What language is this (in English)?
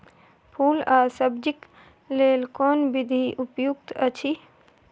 Maithili